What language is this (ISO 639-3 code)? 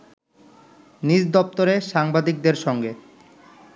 ben